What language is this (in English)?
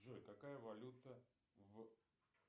Russian